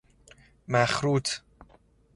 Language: Persian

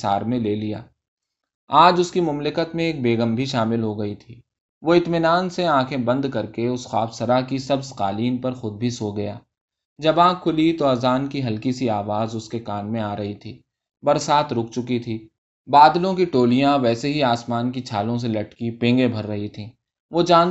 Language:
Urdu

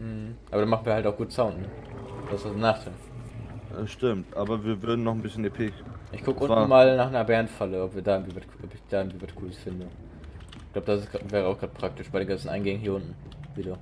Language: German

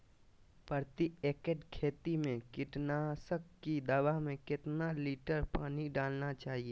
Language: Magahi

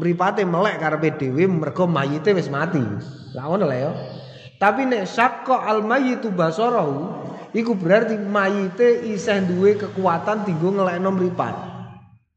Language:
Indonesian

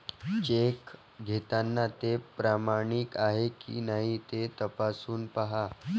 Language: Marathi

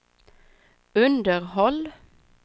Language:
Swedish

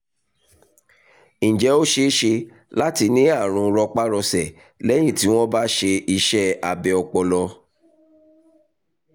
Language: Yoruba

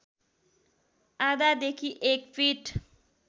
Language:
Nepali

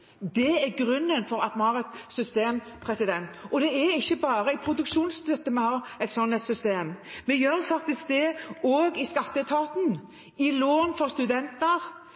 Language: Norwegian Bokmål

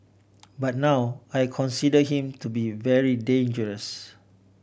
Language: English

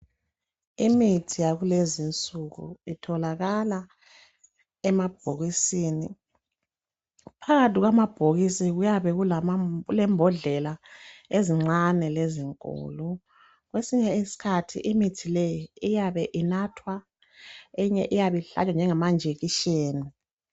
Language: North Ndebele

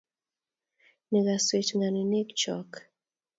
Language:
Kalenjin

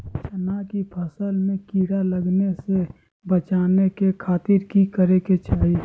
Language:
Magahi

